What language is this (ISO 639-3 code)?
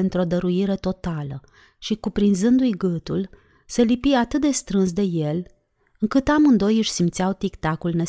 ron